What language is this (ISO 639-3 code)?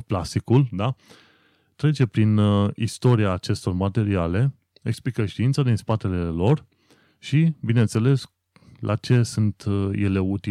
ron